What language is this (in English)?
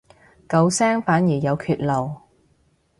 Cantonese